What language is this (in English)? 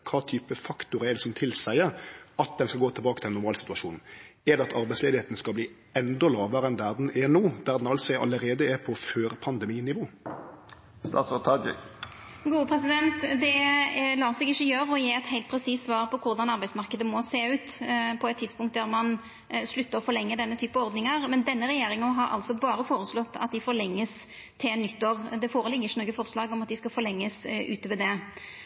Norwegian Nynorsk